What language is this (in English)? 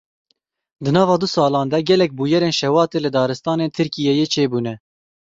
Kurdish